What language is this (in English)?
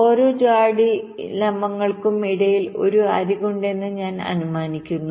Malayalam